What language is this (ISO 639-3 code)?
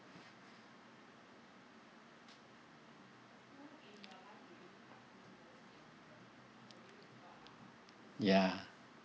eng